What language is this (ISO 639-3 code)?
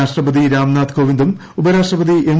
mal